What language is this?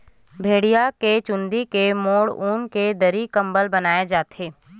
Chhattisgarhi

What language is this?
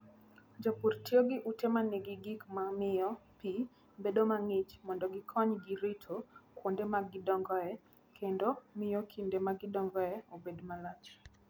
Luo (Kenya and Tanzania)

